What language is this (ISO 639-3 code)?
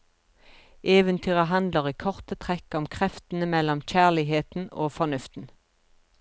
nor